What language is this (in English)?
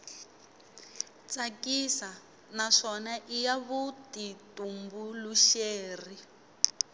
Tsonga